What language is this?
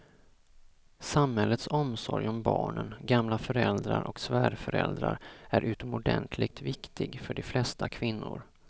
Swedish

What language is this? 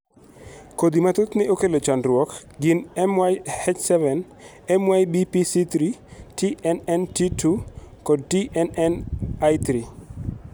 Luo (Kenya and Tanzania)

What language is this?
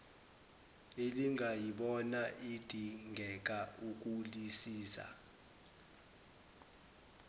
Zulu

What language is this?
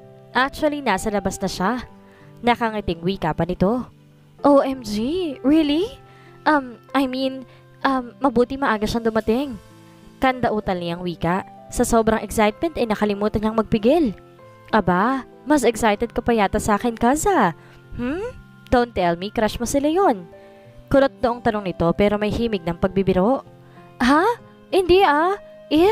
Filipino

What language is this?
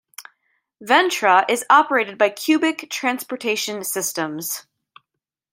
English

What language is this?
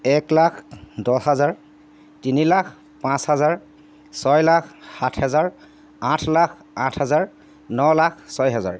Assamese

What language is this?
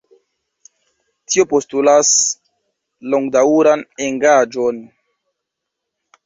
Esperanto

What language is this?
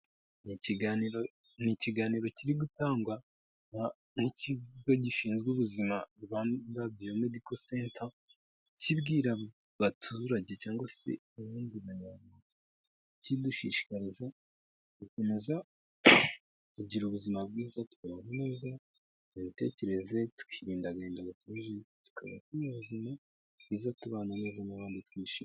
Kinyarwanda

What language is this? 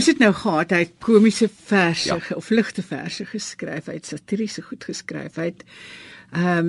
Dutch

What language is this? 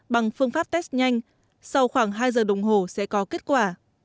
Vietnamese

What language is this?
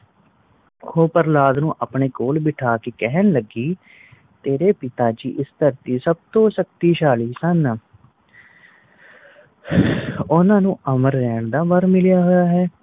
Punjabi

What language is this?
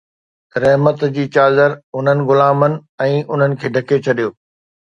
Sindhi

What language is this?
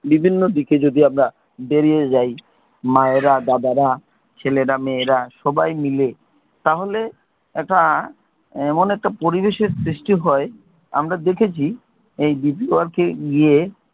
Bangla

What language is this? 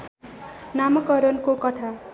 Nepali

